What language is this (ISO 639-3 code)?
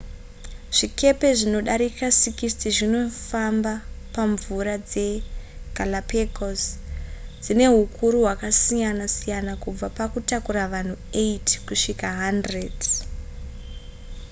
sna